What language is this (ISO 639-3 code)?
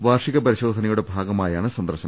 mal